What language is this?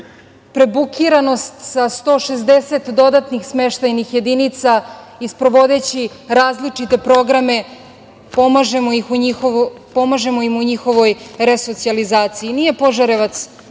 Serbian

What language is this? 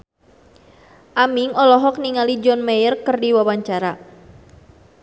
Sundanese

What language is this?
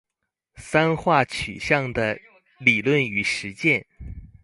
Chinese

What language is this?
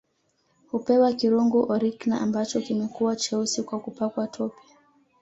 Swahili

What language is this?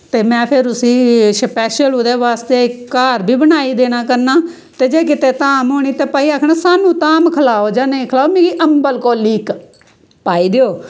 Dogri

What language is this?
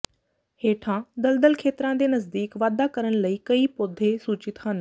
Punjabi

